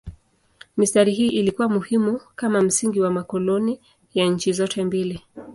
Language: Swahili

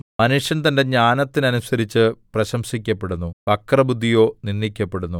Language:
Malayalam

